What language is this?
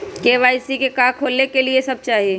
Magahi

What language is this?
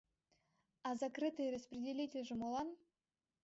Mari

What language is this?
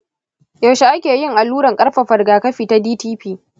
Hausa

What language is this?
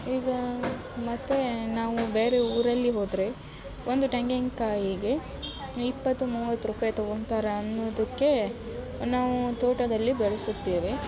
Kannada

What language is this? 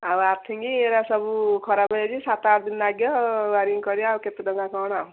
Odia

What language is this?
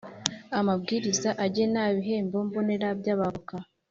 Kinyarwanda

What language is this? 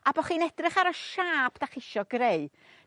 Welsh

